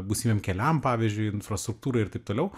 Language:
Lithuanian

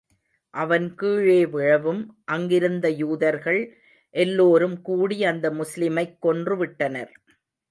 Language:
Tamil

